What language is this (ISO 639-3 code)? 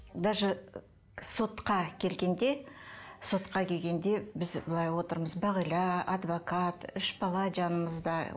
kaz